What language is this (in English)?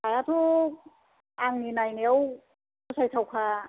Bodo